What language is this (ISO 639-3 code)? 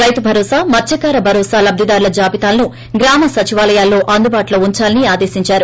tel